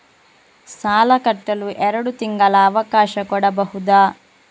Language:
Kannada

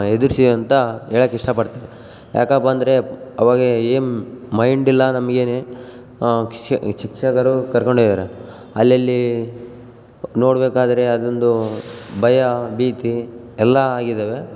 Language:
Kannada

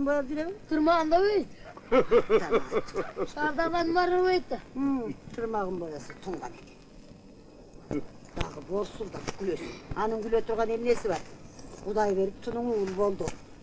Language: Turkish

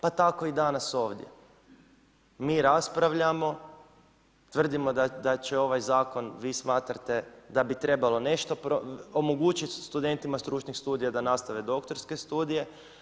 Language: Croatian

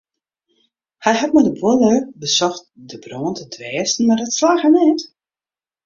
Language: Western Frisian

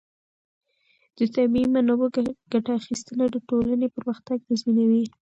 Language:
Pashto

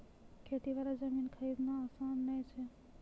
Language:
Maithili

